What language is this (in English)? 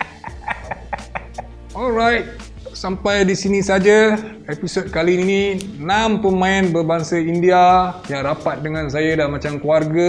Malay